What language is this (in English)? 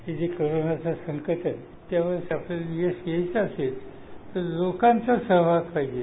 Marathi